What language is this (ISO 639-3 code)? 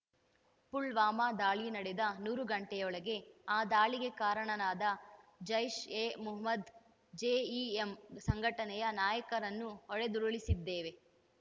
kan